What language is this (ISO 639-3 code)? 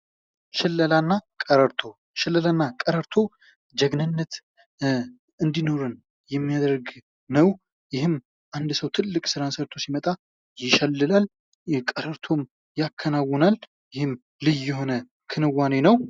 amh